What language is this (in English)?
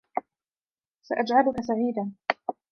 Arabic